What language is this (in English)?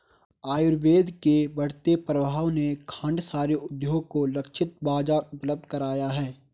Hindi